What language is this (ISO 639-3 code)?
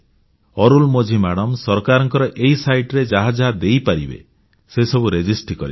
ori